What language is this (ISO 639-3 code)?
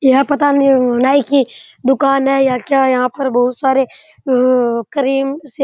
raj